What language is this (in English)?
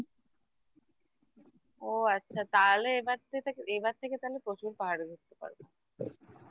Bangla